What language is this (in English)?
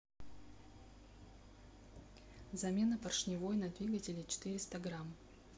Russian